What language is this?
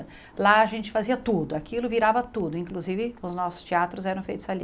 Portuguese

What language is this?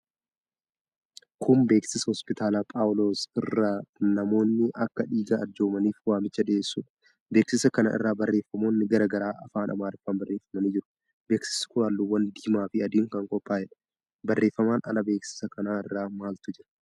Oromo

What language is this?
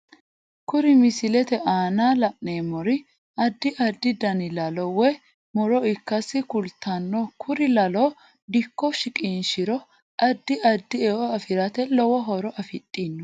Sidamo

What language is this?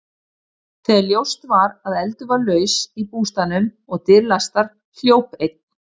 Icelandic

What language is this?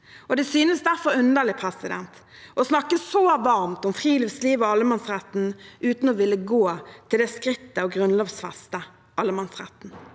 Norwegian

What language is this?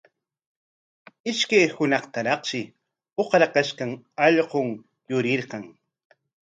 Corongo Ancash Quechua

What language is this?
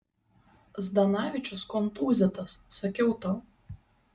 Lithuanian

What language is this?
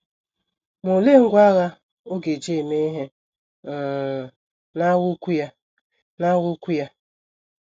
Igbo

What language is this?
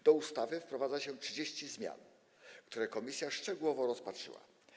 Polish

